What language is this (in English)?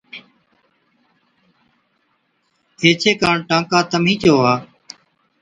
Od